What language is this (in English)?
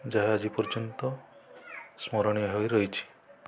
Odia